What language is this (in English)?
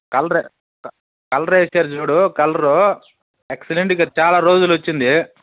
Telugu